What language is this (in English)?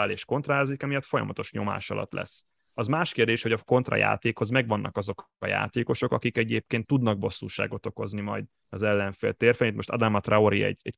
Hungarian